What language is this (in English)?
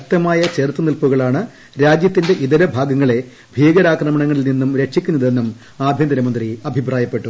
Malayalam